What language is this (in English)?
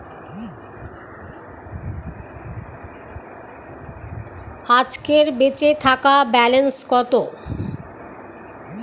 Bangla